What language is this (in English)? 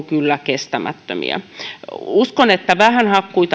Finnish